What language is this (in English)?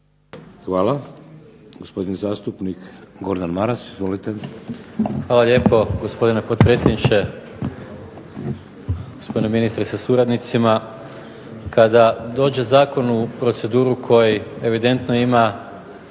Croatian